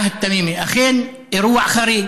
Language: Hebrew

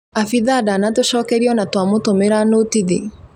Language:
Kikuyu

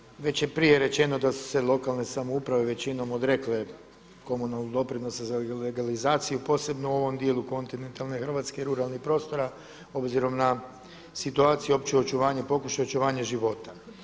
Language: Croatian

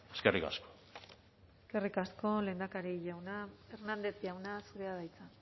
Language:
Basque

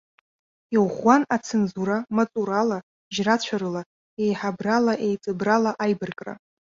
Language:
Abkhazian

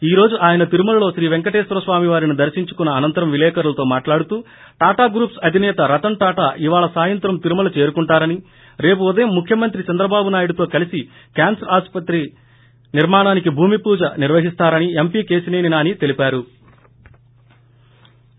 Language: Telugu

